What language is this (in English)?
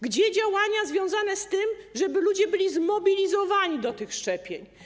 Polish